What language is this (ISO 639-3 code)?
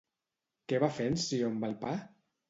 cat